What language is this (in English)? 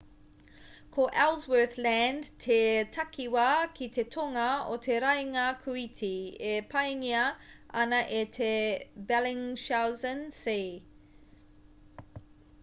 Māori